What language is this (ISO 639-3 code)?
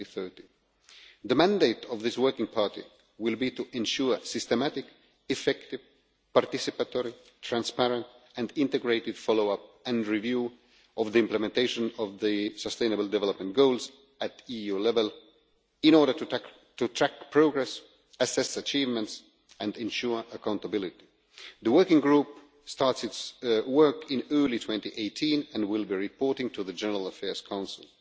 eng